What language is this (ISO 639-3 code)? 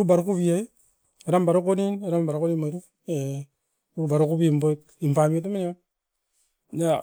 eiv